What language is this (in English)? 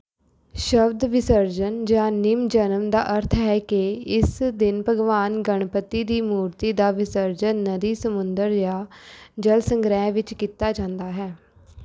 Punjabi